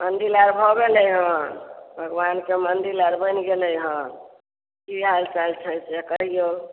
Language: Maithili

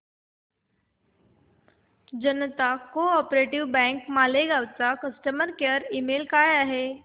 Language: Marathi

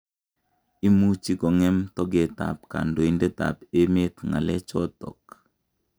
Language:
Kalenjin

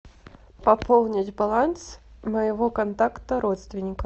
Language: Russian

